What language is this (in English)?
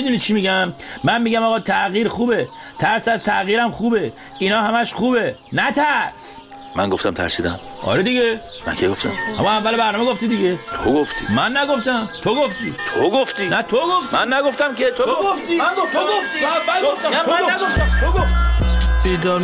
Persian